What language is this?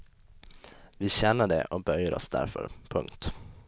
Swedish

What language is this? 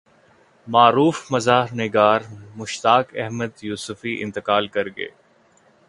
Urdu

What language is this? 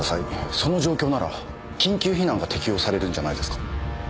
Japanese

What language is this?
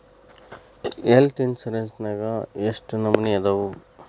Kannada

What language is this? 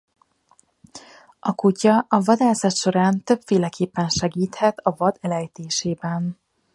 Hungarian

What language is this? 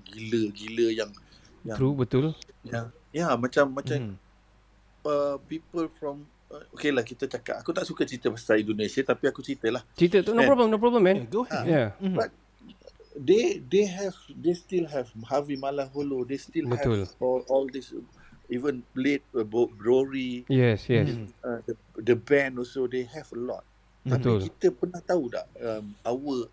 Malay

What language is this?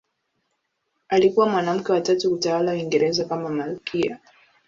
Swahili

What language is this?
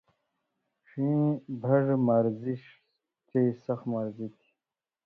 Indus Kohistani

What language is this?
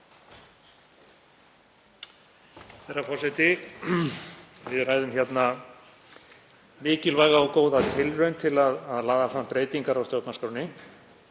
Icelandic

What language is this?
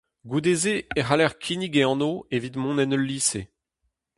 Breton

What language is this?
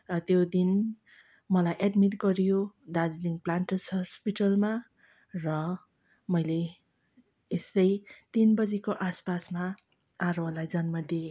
Nepali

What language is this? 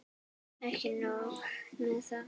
Icelandic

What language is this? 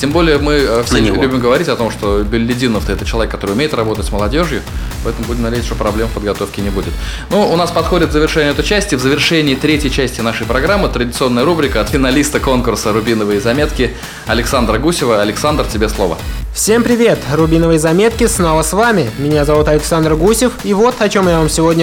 Russian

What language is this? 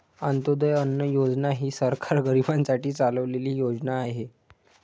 Marathi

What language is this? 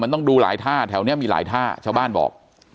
Thai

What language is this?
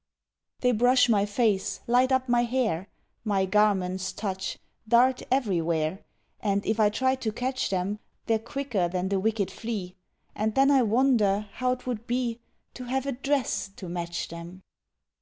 English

